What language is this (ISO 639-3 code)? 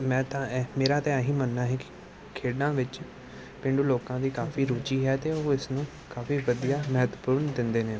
pan